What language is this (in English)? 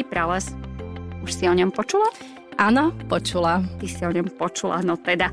Slovak